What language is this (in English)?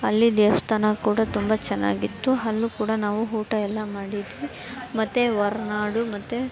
Kannada